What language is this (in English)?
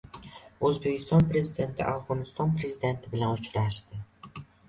Uzbek